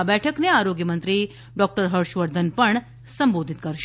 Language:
Gujarati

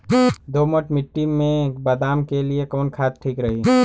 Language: Bhojpuri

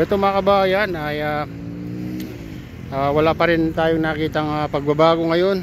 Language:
Filipino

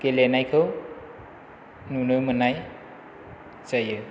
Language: Bodo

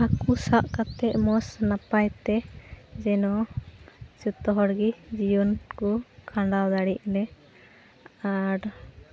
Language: Santali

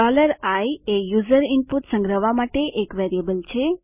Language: Gujarati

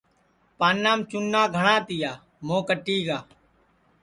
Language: Sansi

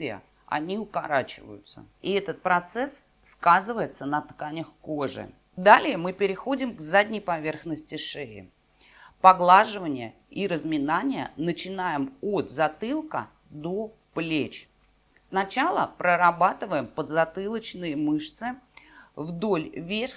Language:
Russian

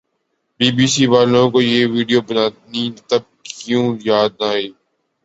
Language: Urdu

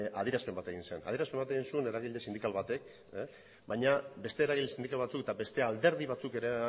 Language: Basque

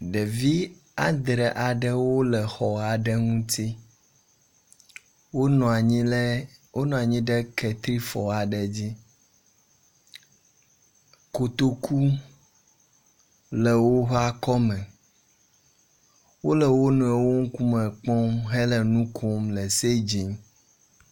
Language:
Ewe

